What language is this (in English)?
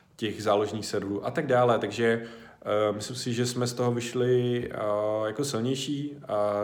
Czech